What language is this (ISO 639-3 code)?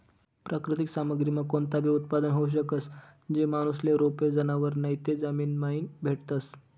mar